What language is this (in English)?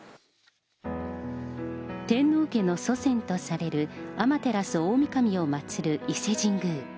Japanese